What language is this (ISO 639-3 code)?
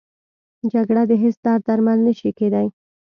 pus